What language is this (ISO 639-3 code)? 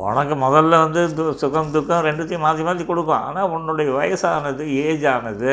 tam